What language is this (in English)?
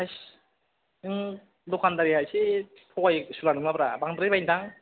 Bodo